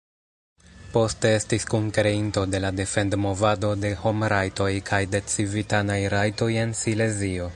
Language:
Esperanto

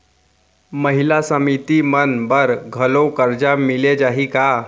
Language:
Chhattisgarhi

